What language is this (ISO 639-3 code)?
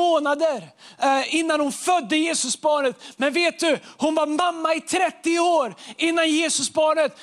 swe